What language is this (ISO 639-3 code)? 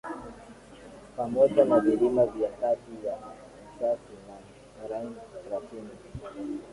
swa